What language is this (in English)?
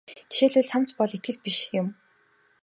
Mongolian